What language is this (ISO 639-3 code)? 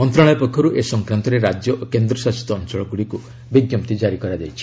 ori